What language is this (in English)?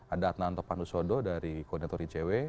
Indonesian